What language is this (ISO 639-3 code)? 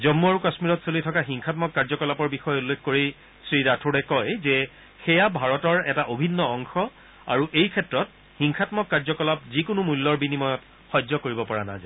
asm